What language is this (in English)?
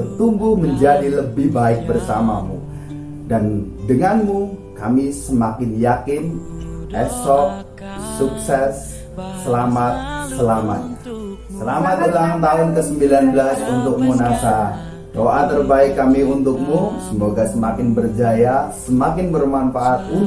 Indonesian